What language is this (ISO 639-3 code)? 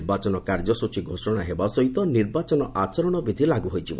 ori